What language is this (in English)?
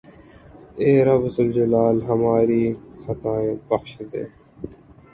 Urdu